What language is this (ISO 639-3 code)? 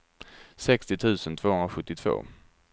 swe